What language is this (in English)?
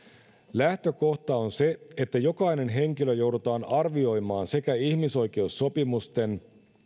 Finnish